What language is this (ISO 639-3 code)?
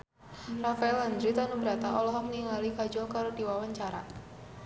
sun